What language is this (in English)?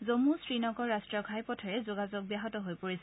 Assamese